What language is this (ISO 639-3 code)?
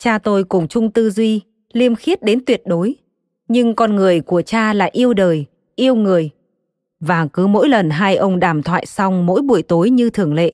vie